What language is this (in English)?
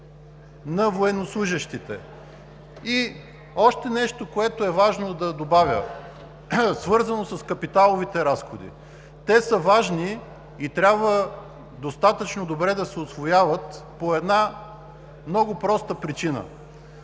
Bulgarian